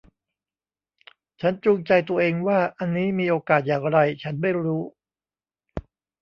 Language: Thai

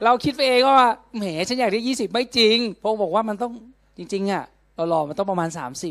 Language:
Thai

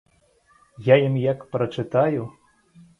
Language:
Belarusian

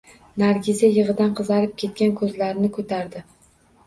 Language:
Uzbek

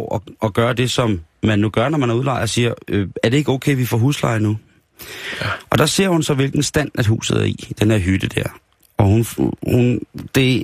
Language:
Danish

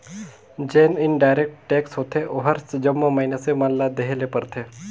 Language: Chhattisgarhi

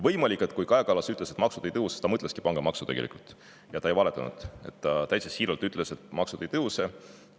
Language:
Estonian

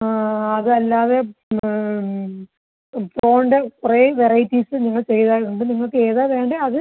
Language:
Malayalam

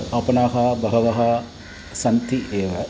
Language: Sanskrit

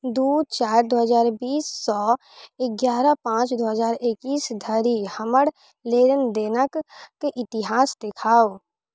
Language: Maithili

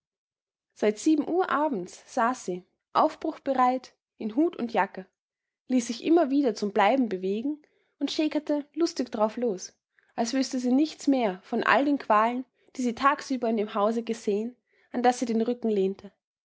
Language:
German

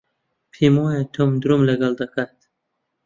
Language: Central Kurdish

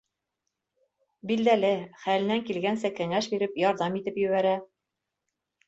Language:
Bashkir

